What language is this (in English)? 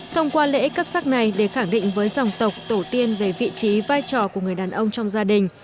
Vietnamese